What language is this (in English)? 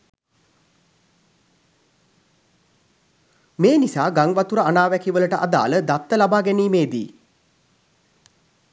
Sinhala